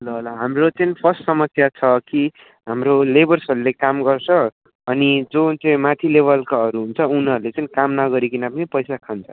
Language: Nepali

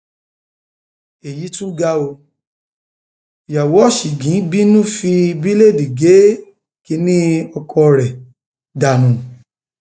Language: Yoruba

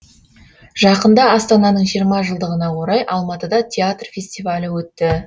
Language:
Kazakh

